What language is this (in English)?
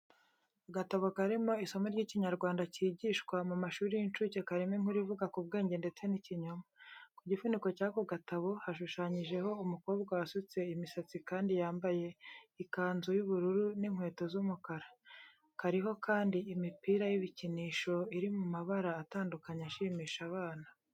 Kinyarwanda